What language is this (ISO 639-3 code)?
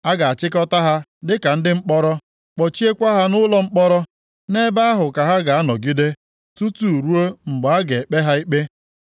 ibo